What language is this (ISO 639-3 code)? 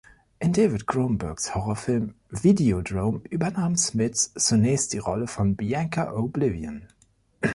deu